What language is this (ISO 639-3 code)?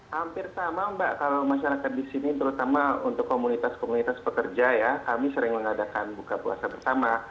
ind